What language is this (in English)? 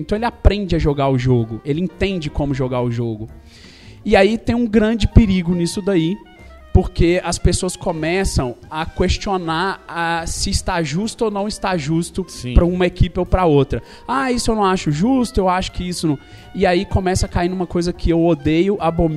Portuguese